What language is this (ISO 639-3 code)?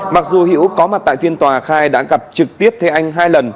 vie